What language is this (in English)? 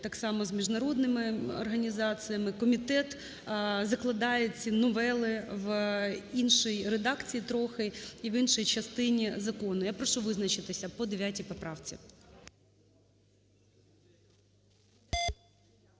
Ukrainian